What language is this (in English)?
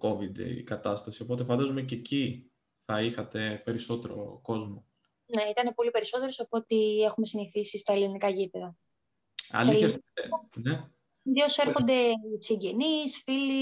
Greek